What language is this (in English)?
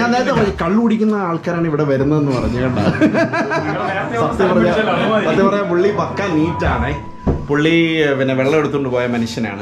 Dutch